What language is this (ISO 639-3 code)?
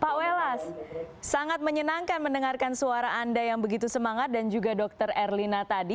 ind